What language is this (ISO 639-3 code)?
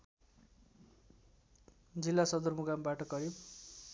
nep